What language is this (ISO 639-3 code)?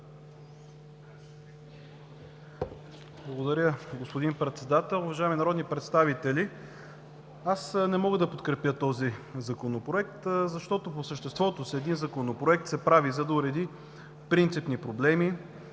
bul